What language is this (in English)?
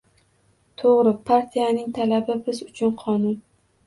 Uzbek